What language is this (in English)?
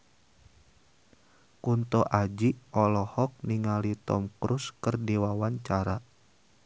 Sundanese